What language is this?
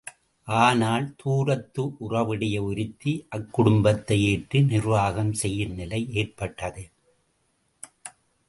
Tamil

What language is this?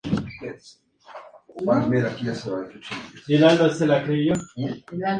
Spanish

